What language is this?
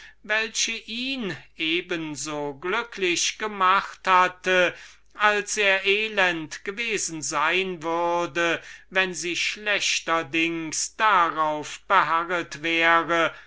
German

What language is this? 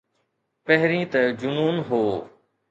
Sindhi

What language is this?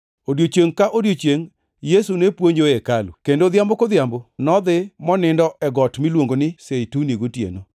Luo (Kenya and Tanzania)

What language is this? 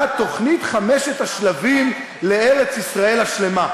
Hebrew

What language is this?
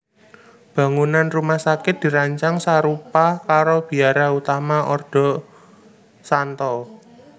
Javanese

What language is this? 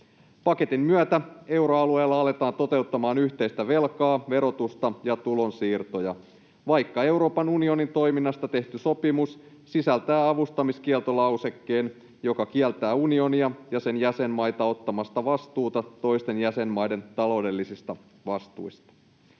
Finnish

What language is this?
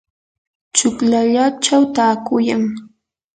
Yanahuanca Pasco Quechua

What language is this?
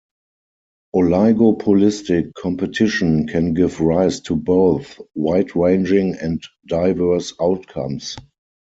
English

